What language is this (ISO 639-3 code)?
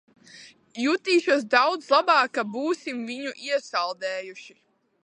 lav